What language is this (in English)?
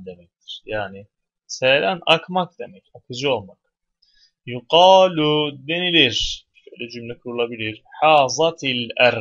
Turkish